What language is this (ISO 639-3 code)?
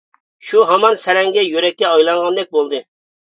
uig